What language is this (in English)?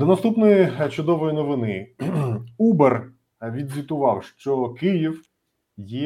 Ukrainian